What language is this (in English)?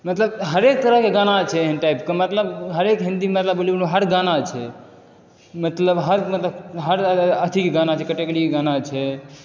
Maithili